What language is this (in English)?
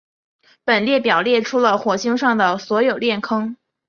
Chinese